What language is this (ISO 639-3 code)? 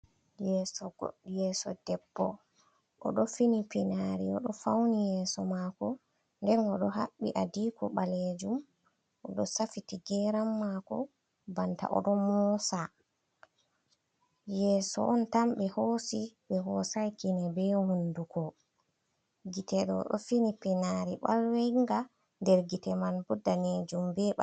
ful